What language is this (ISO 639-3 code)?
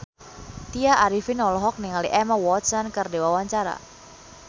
sun